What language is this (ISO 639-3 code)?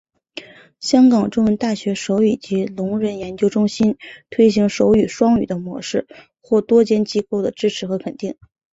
zho